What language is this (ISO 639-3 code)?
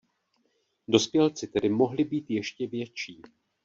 ces